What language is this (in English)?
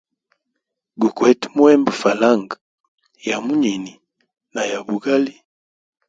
Hemba